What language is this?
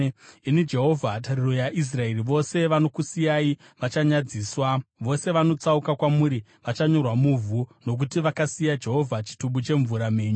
Shona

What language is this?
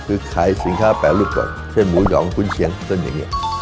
Thai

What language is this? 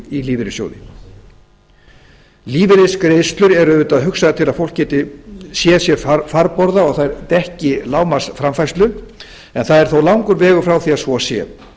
Icelandic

